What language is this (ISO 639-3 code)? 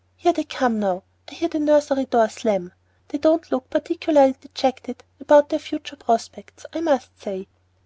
eng